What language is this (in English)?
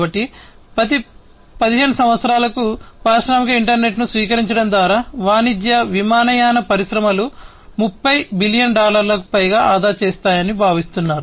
Telugu